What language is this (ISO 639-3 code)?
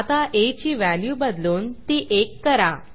mar